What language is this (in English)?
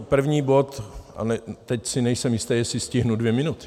Czech